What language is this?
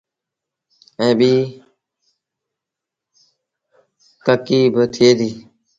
Sindhi Bhil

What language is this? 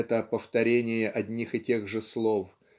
Russian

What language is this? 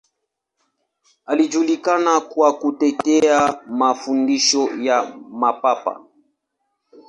Swahili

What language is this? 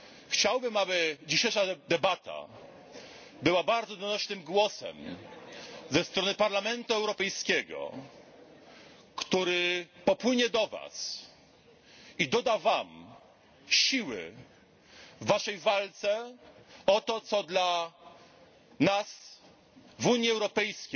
Polish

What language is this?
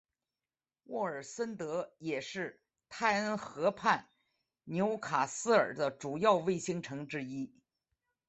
Chinese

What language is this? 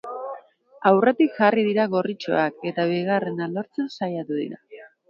Basque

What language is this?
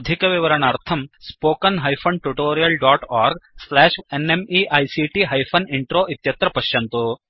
Sanskrit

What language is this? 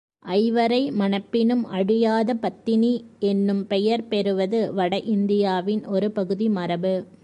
Tamil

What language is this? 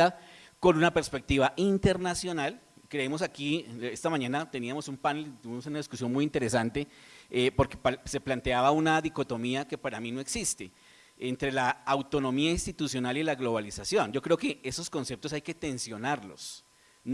Spanish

